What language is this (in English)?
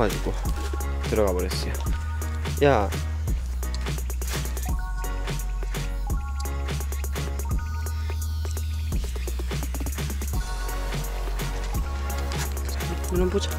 Korean